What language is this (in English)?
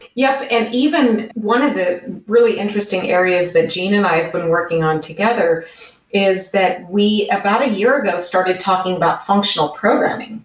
English